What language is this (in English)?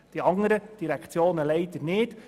Swiss German